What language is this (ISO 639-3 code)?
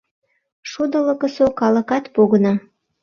chm